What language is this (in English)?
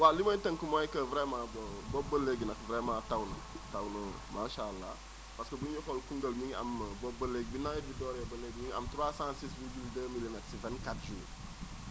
Wolof